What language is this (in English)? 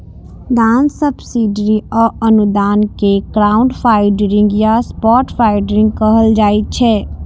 Maithili